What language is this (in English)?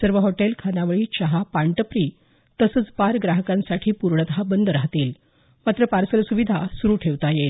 Marathi